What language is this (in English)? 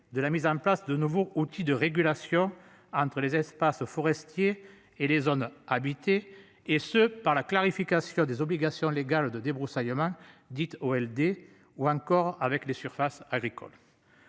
French